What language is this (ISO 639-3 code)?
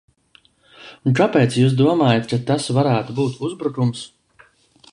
lav